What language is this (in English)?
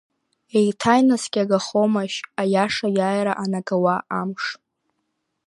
Abkhazian